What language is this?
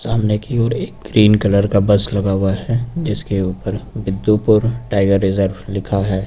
Hindi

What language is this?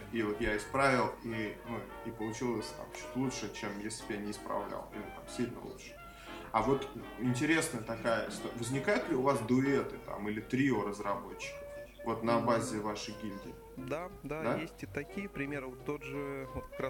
Russian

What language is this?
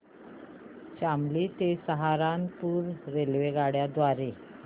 Marathi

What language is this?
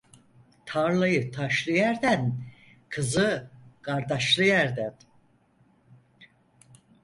Turkish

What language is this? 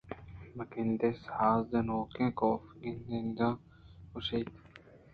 Eastern Balochi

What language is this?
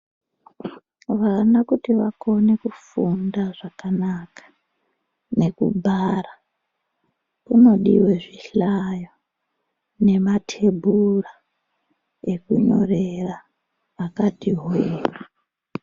Ndau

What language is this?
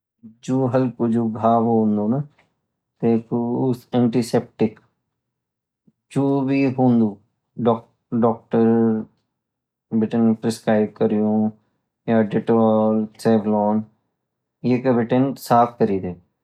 Garhwali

